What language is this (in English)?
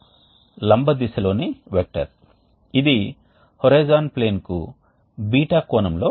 Telugu